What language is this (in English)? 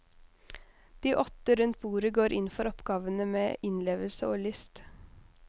Norwegian